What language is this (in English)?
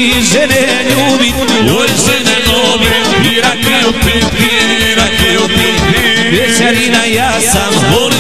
Romanian